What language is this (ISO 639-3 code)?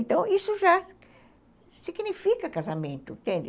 por